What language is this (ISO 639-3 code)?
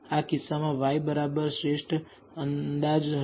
guj